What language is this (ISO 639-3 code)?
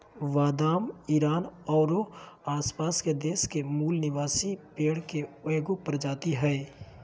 mag